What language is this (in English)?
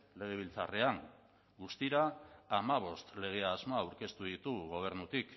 Basque